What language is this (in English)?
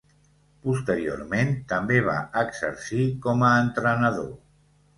Catalan